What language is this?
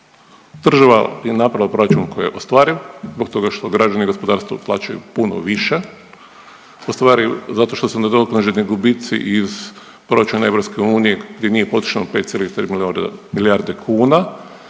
Croatian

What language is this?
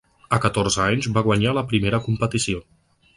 Catalan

